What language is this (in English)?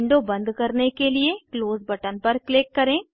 Hindi